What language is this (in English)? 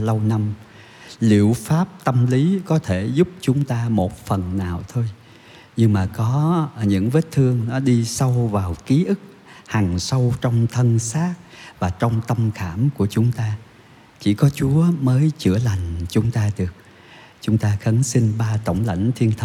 Vietnamese